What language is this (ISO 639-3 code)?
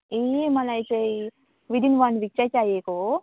nep